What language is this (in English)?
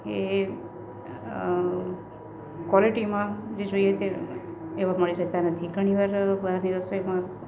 Gujarati